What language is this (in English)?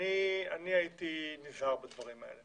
Hebrew